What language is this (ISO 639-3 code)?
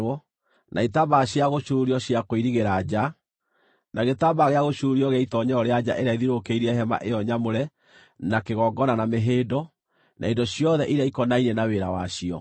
kik